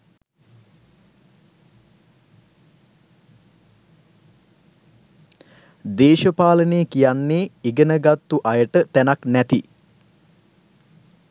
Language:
Sinhala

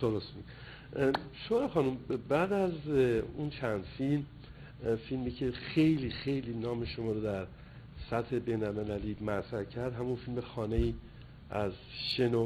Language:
Persian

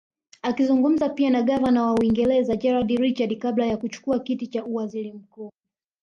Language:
Swahili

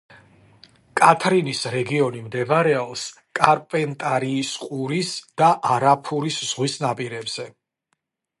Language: Georgian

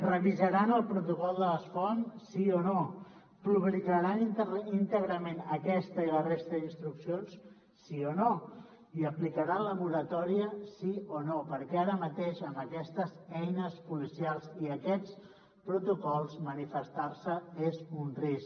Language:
Catalan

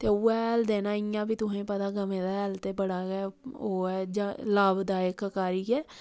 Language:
Dogri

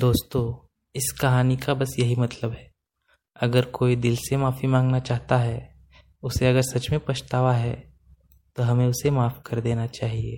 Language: Hindi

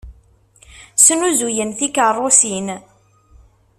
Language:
Kabyle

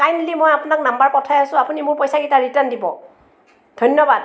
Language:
Assamese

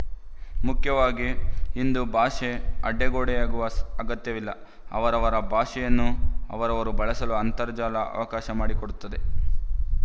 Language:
Kannada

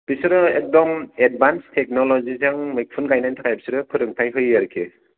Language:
Bodo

